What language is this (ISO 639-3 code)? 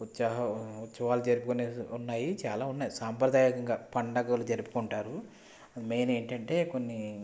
tel